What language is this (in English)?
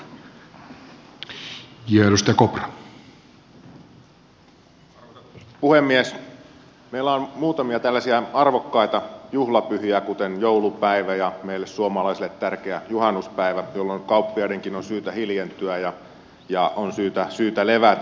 Finnish